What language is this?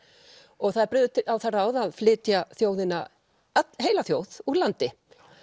Icelandic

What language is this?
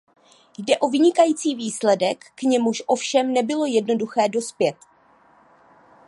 Czech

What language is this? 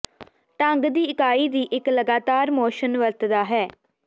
Punjabi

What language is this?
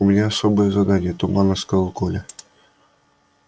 Russian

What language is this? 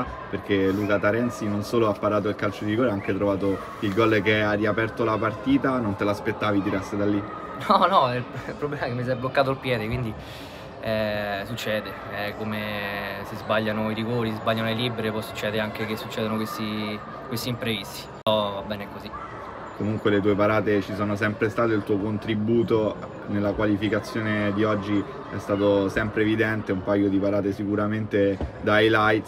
Italian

